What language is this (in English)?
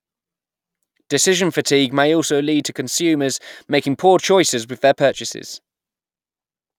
English